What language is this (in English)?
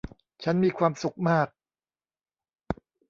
Thai